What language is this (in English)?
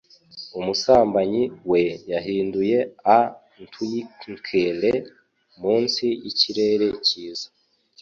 Kinyarwanda